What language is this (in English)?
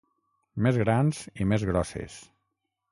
Catalan